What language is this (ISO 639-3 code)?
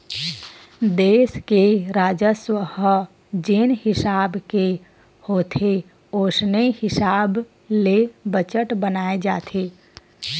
hne